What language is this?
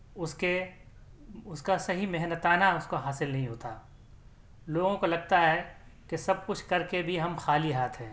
Urdu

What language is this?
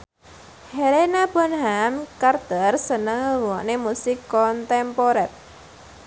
Javanese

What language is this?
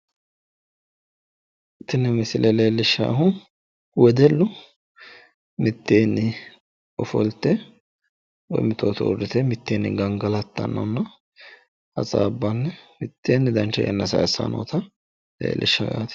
Sidamo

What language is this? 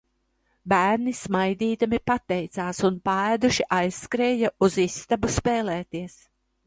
Latvian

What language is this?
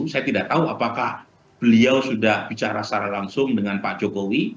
Indonesian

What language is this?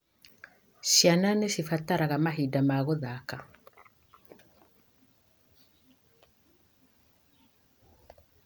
Kikuyu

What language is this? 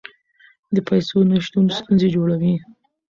Pashto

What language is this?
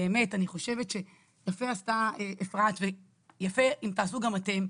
Hebrew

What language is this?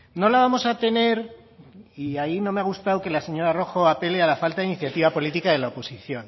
Spanish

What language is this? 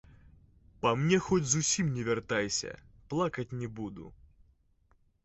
Belarusian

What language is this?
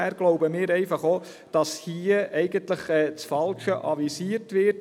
Swiss German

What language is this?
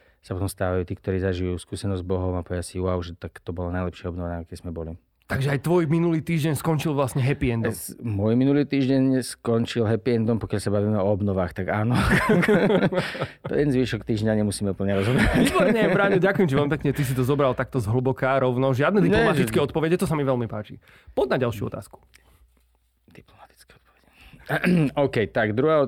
Slovak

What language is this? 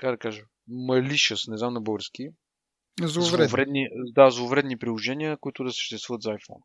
Bulgarian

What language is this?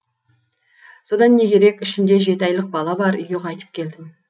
Kazakh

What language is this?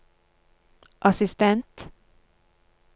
Norwegian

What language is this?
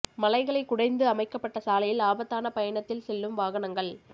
Tamil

